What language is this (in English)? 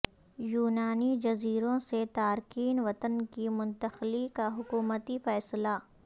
Urdu